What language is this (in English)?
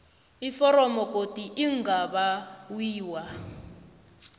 South Ndebele